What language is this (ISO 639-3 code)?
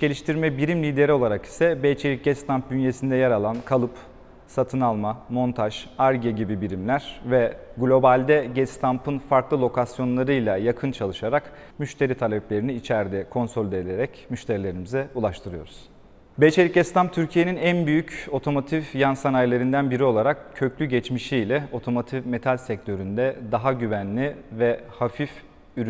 tur